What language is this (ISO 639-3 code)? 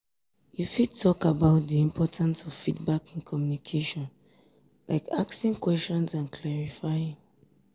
pcm